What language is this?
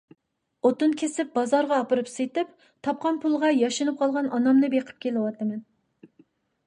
Uyghur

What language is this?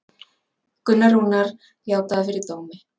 Icelandic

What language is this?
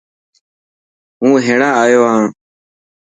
Dhatki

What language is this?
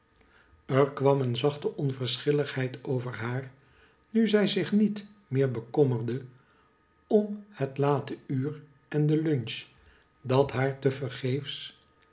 Dutch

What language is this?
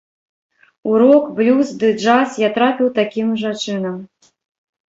Belarusian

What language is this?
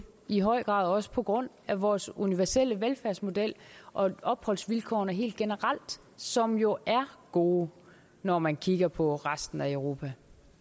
Danish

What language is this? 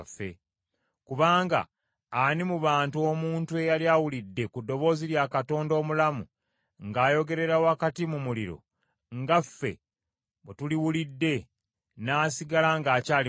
Ganda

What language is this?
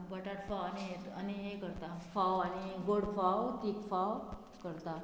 Konkani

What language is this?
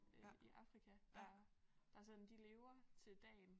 Danish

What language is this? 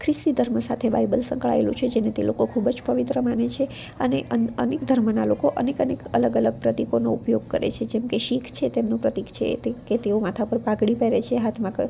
Gujarati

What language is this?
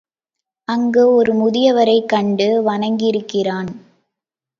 Tamil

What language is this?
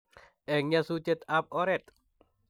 Kalenjin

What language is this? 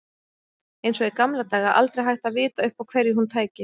Icelandic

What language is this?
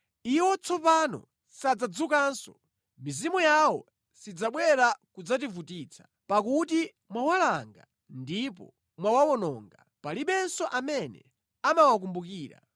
Nyanja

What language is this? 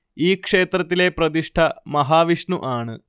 Malayalam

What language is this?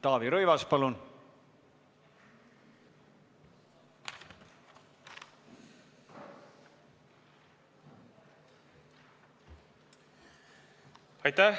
Estonian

